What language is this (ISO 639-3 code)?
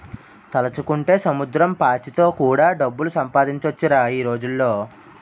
tel